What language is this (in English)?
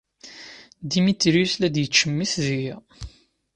Kabyle